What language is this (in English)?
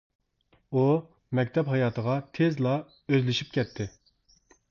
Uyghur